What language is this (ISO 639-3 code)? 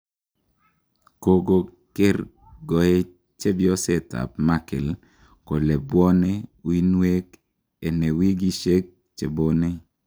kln